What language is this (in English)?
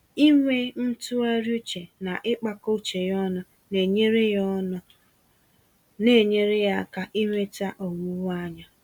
Igbo